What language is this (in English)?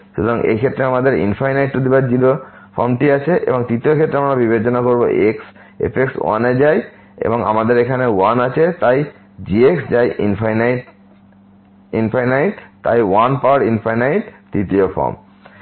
Bangla